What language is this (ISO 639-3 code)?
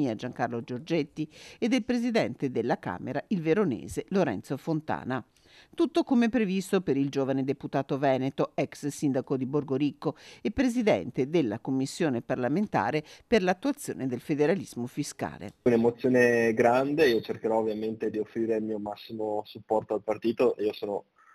ita